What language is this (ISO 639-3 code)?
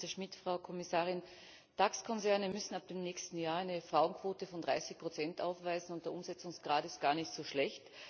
deu